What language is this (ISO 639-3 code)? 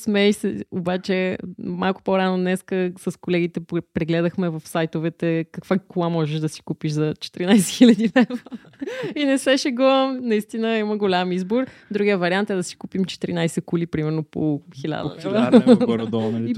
bul